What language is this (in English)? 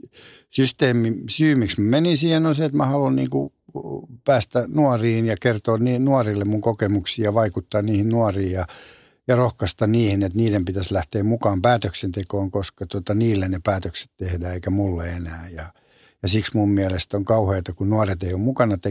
Finnish